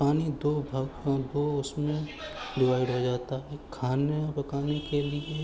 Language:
Urdu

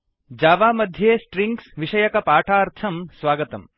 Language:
Sanskrit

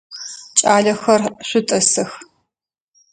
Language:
Adyghe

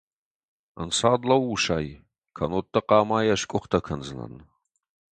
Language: Ossetic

